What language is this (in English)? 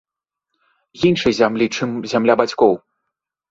Belarusian